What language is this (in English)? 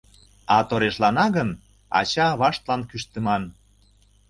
Mari